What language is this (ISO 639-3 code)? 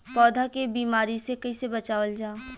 bho